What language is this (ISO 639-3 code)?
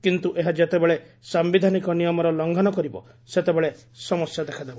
ori